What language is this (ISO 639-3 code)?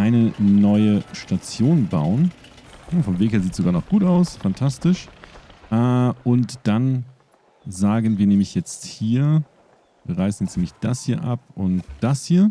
deu